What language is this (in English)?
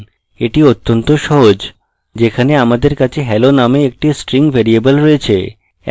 Bangla